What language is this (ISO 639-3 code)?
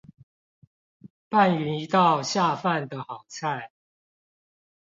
zho